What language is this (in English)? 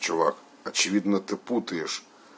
Russian